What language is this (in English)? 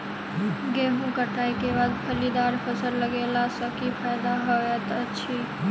Maithili